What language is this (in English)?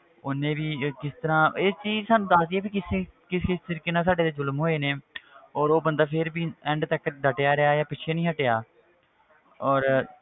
Punjabi